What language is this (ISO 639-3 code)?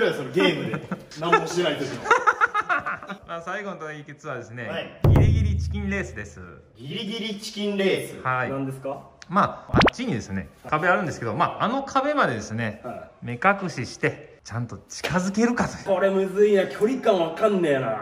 jpn